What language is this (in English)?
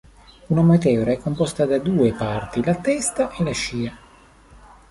Italian